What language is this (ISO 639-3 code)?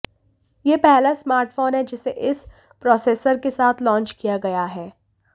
hin